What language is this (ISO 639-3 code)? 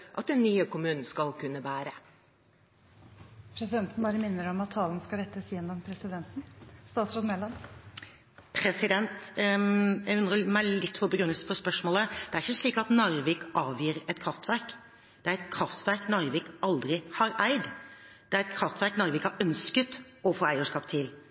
nob